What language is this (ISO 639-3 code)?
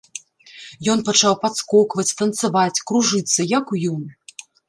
bel